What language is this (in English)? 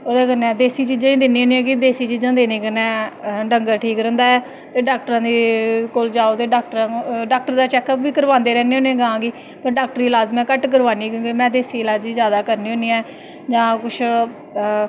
Dogri